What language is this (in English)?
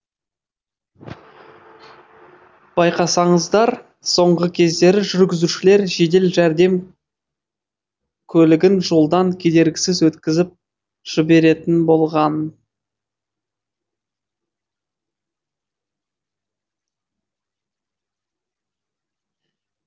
Kazakh